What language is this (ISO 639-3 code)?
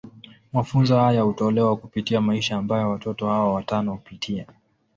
swa